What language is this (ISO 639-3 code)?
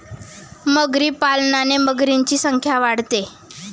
mar